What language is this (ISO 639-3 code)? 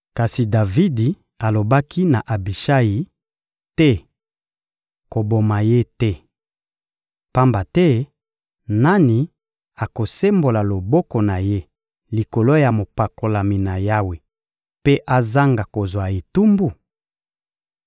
lin